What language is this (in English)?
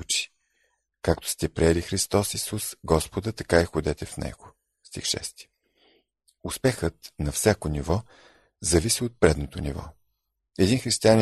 Bulgarian